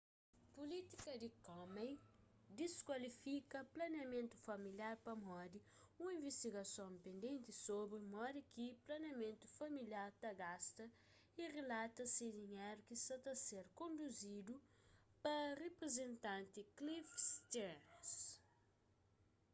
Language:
Kabuverdianu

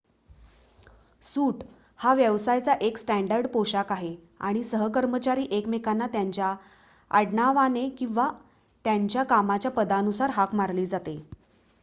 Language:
Marathi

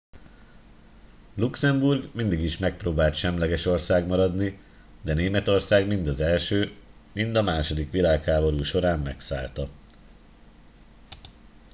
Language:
Hungarian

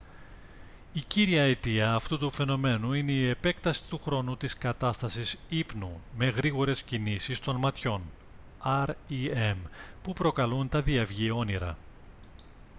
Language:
Greek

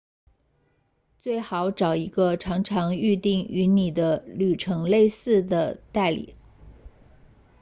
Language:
Chinese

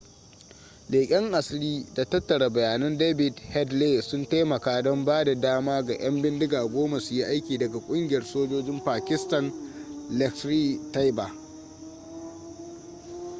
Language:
Hausa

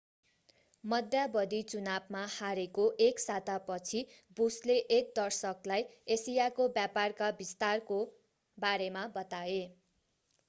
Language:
Nepali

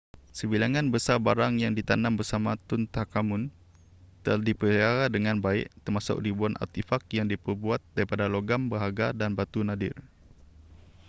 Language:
Malay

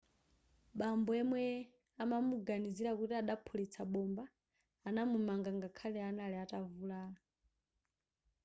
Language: Nyanja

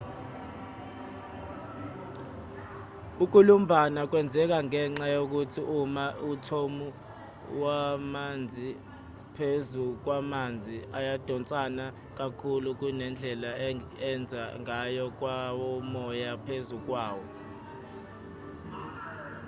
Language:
Zulu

